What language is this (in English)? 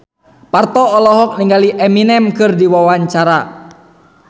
Sundanese